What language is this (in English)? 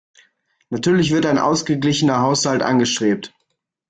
German